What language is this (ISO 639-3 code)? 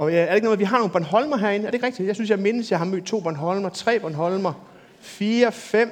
dan